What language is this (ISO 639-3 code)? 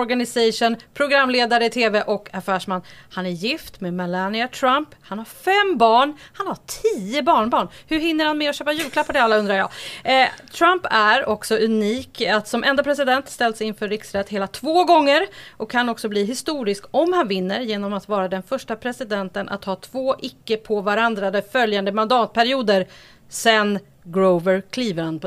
swe